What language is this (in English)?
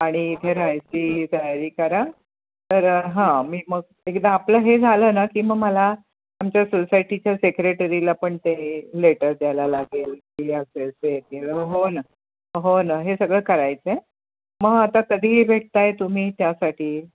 Marathi